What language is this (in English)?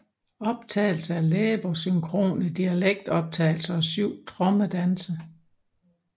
Danish